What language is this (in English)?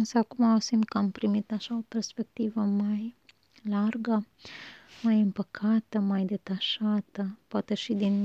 Romanian